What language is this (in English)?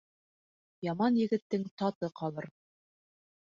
Bashkir